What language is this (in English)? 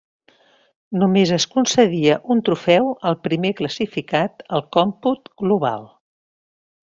Catalan